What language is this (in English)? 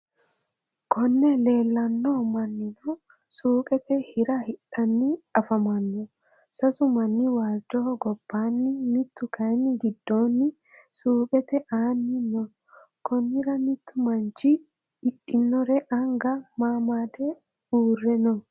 Sidamo